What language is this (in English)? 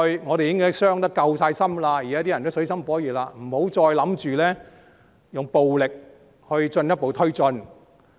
Cantonese